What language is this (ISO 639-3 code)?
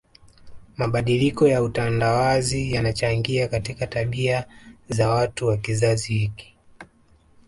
swa